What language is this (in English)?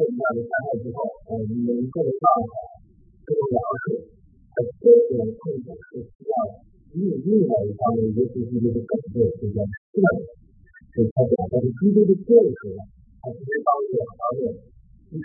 Chinese